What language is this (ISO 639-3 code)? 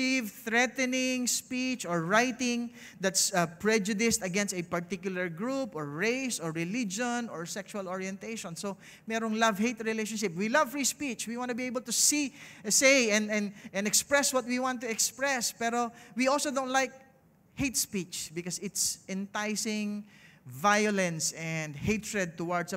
eng